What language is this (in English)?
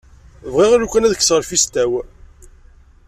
Kabyle